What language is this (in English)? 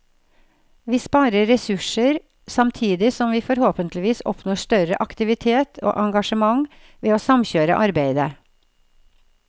Norwegian